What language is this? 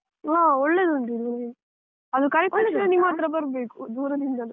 Kannada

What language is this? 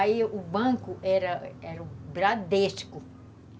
Portuguese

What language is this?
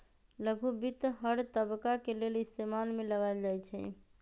Magahi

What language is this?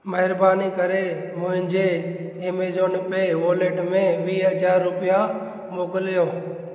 Sindhi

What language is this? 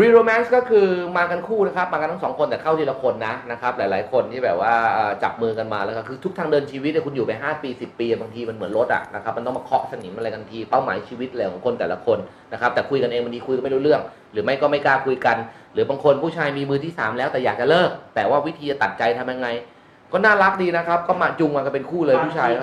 Thai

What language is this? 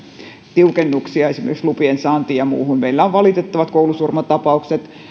Finnish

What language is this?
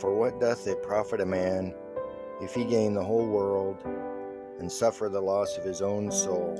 English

